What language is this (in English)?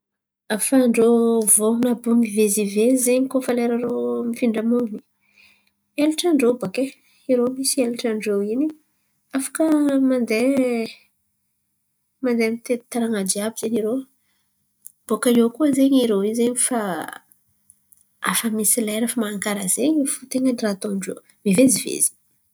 Antankarana Malagasy